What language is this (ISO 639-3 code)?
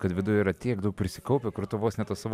lit